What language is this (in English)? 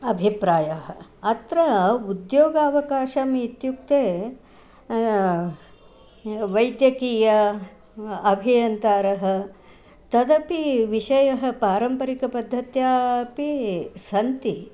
Sanskrit